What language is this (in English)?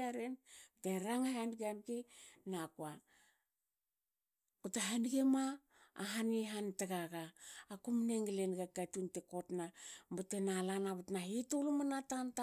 Hakö